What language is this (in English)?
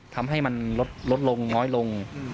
Thai